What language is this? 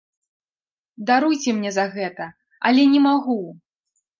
Belarusian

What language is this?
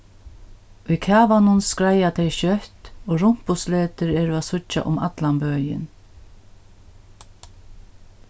Faroese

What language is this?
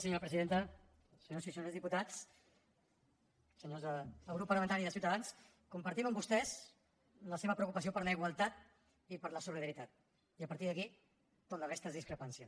Catalan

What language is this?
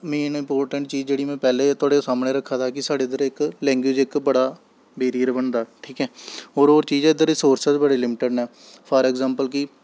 Dogri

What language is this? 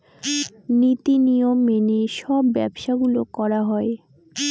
Bangla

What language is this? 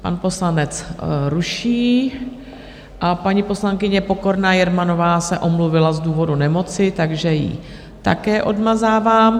Czech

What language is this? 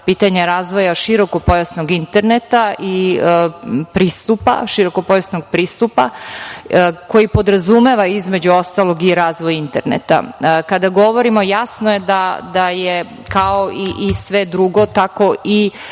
Serbian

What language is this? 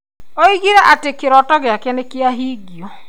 Kikuyu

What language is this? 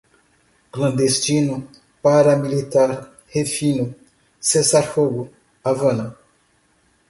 Portuguese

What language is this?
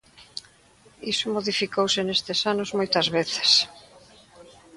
Galician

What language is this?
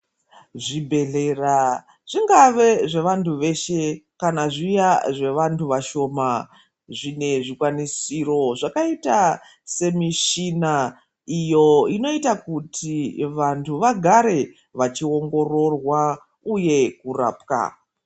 Ndau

